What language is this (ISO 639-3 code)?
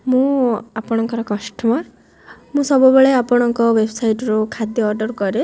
ori